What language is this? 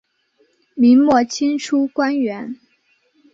Chinese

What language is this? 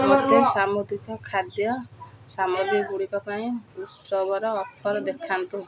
Odia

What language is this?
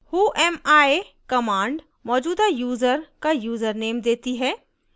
Hindi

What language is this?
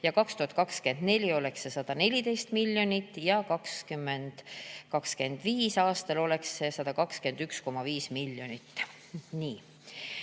Estonian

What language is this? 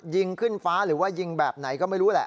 Thai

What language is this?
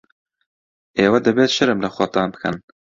Central Kurdish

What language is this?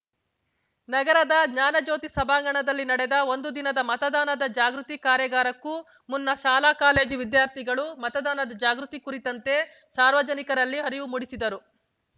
Kannada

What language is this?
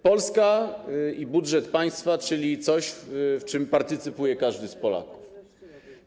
Polish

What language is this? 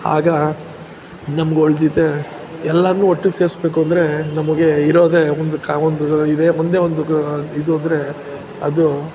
Kannada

